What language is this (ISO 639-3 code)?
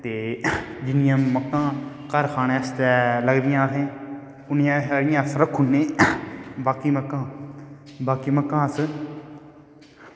doi